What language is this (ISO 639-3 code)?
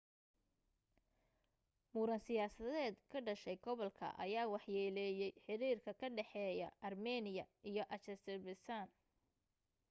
som